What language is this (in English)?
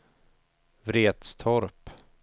Swedish